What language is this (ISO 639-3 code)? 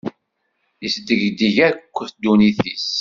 kab